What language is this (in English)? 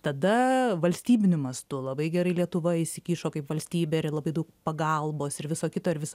Lithuanian